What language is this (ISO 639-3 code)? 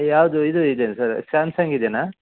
kan